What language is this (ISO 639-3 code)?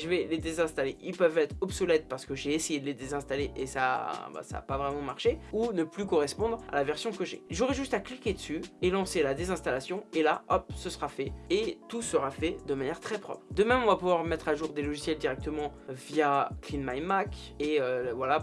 fra